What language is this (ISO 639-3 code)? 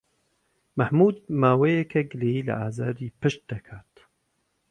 ckb